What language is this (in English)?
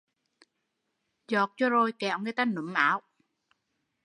Vietnamese